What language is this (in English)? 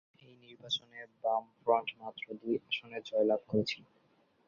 Bangla